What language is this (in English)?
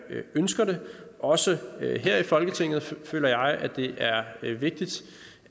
Danish